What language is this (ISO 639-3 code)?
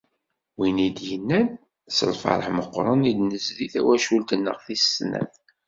kab